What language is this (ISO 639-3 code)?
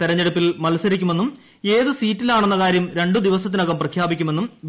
mal